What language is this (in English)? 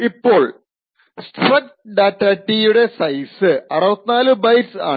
Malayalam